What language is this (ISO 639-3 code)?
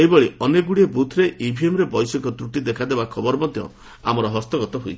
ori